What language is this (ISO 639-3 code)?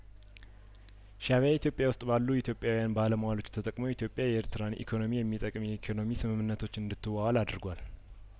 amh